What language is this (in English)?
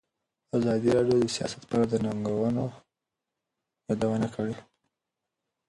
Pashto